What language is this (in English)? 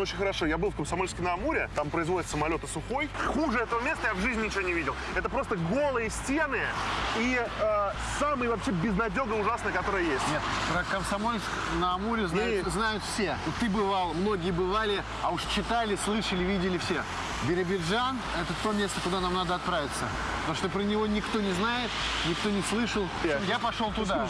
Russian